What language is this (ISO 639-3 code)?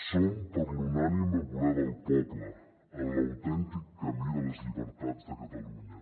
cat